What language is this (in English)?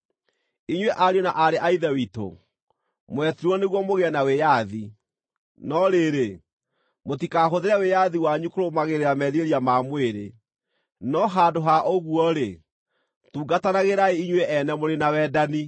Kikuyu